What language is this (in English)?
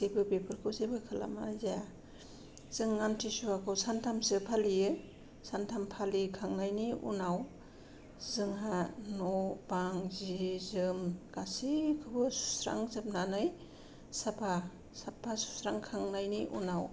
Bodo